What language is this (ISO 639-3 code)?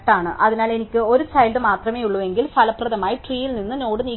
mal